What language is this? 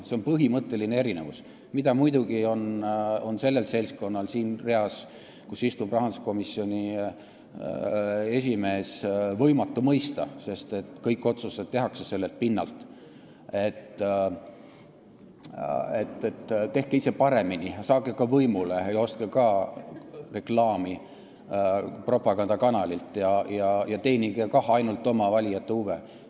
Estonian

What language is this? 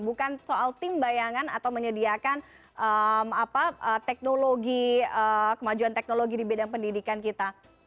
Indonesian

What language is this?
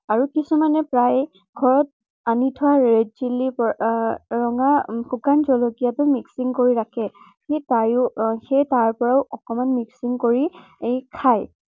Assamese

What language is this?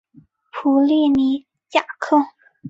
Chinese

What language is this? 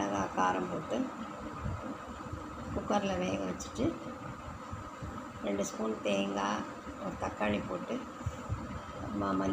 Spanish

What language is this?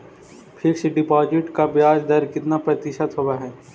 Magahi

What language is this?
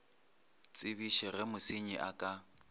Northern Sotho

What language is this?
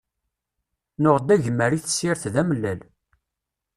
Kabyle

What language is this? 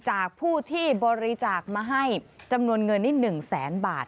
Thai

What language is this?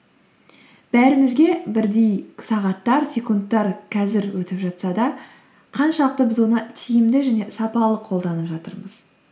Kazakh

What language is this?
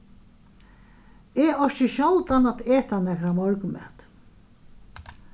Faroese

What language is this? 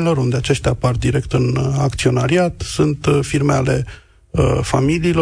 Romanian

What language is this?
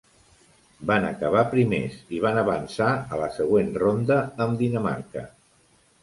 Catalan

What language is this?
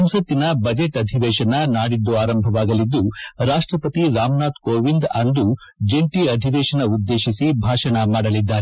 Kannada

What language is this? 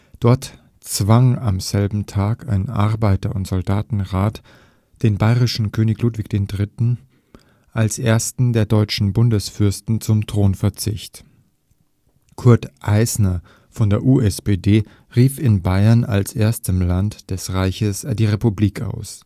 German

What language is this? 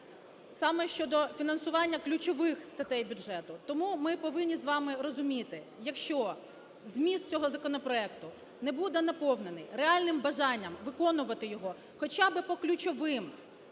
Ukrainian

